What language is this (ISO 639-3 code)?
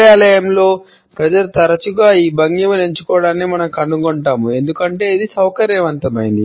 tel